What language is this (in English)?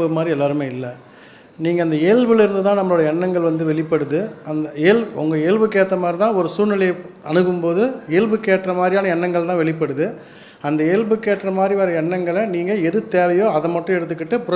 Indonesian